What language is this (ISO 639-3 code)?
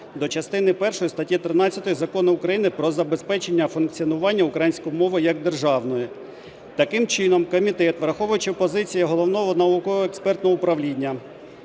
ukr